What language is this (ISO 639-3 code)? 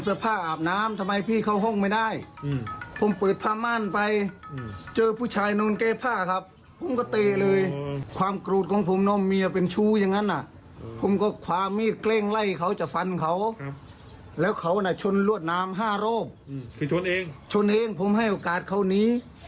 tha